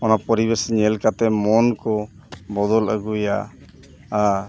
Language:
Santali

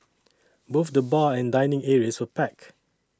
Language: English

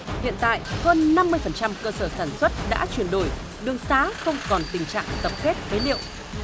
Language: Vietnamese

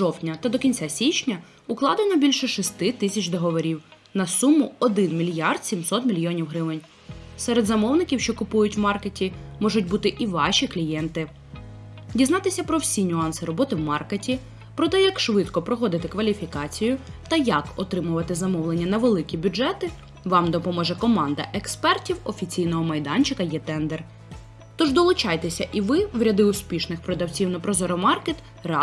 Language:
Ukrainian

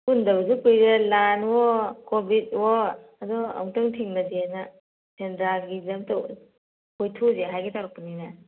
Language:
Manipuri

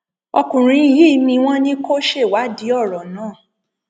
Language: Yoruba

